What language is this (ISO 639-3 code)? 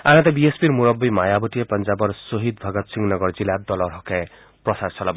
asm